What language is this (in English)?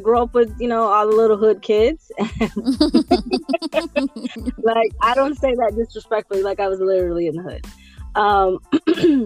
English